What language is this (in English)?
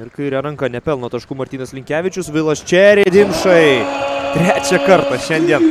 Lithuanian